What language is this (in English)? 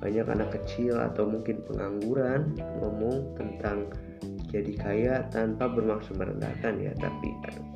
Indonesian